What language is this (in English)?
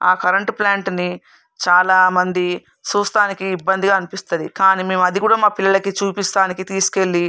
Telugu